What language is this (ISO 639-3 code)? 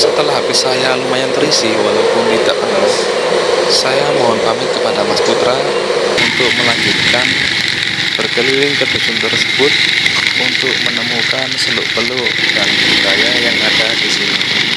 ind